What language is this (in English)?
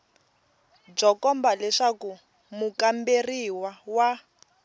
Tsonga